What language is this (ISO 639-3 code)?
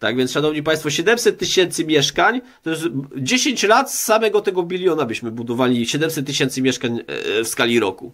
pol